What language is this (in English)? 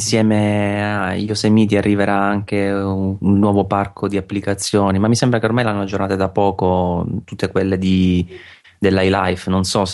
Italian